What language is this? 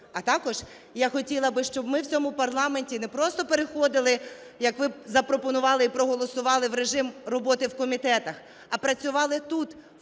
Ukrainian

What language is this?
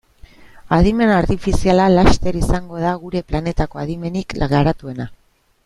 Basque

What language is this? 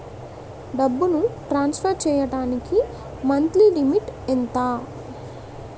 Telugu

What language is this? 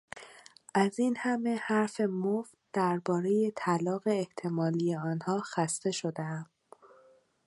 Persian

